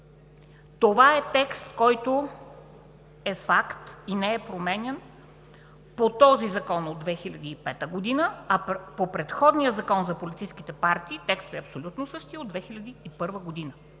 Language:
Bulgarian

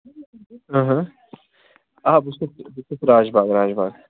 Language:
Kashmiri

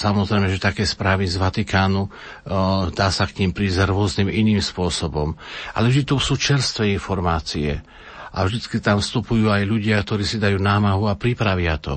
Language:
Slovak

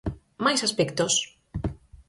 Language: Galician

